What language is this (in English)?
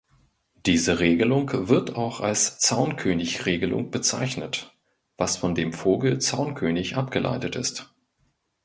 German